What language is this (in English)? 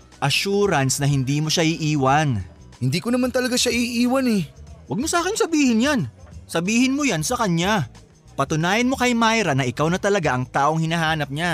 Filipino